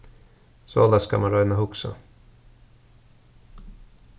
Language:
Faroese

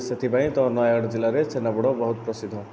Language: Odia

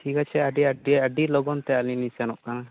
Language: Santali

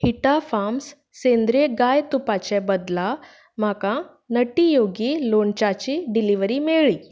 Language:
Konkani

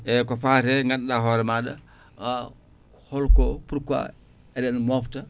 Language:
Fula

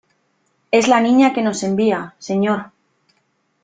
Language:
Spanish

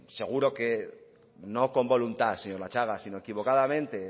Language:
Spanish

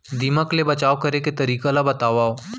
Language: Chhattisgarhi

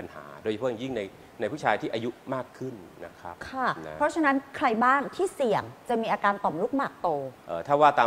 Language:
Thai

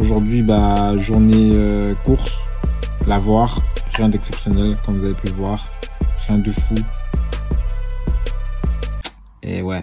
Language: French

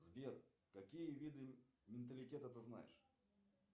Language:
Russian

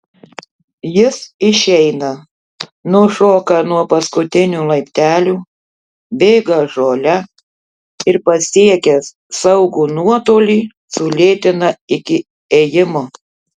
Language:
Lithuanian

